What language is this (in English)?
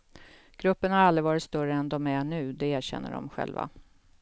Swedish